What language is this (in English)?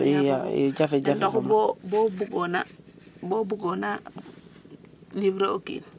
Serer